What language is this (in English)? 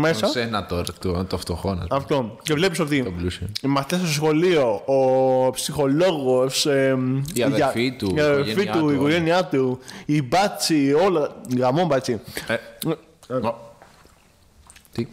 Greek